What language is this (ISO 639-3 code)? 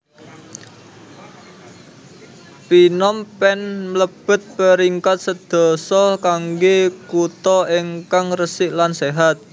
jav